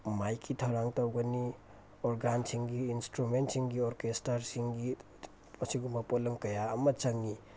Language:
Manipuri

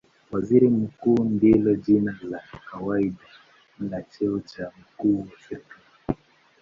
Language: Swahili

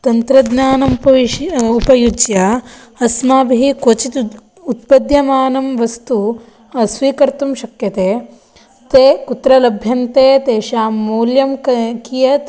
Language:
Sanskrit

